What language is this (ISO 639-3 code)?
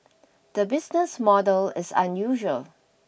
eng